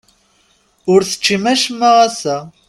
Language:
Kabyle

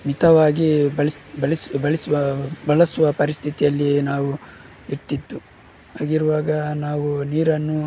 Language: Kannada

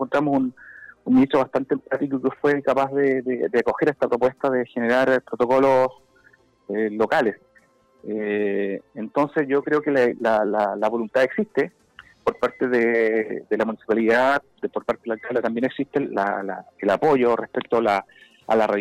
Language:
Spanish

